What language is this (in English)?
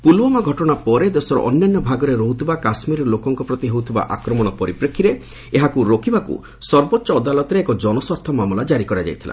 Odia